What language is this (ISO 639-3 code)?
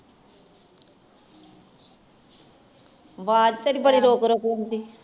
pan